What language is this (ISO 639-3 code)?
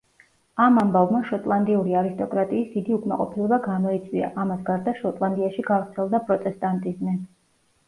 kat